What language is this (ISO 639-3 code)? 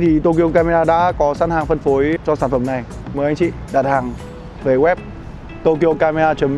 vie